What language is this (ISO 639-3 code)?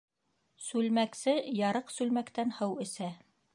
bak